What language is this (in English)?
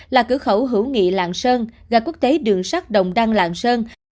Vietnamese